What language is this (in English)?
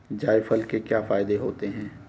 Hindi